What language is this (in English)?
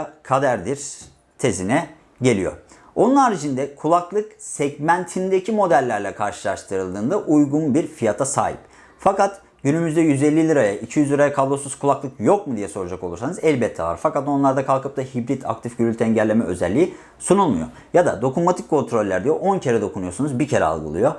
Turkish